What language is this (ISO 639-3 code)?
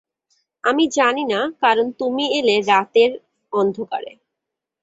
ben